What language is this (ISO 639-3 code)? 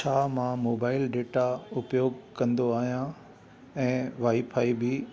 snd